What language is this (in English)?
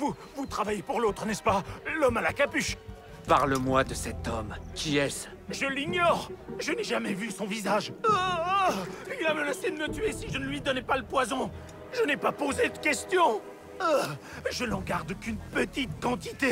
French